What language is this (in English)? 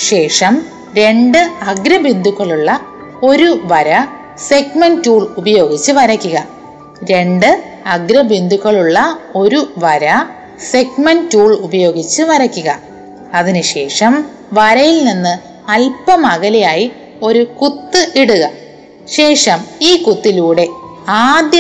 Malayalam